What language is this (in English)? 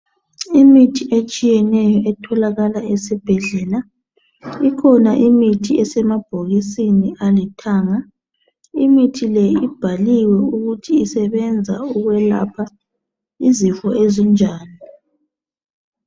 North Ndebele